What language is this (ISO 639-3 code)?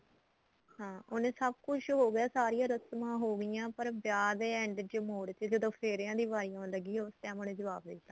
pan